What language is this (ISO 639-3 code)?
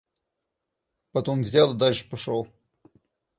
rus